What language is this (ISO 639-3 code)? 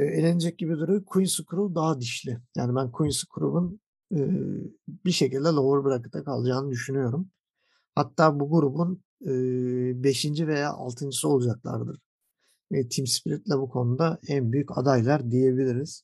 tur